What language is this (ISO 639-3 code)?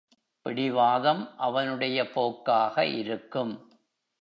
tam